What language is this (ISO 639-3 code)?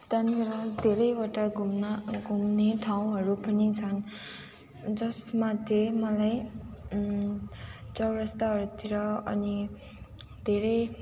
nep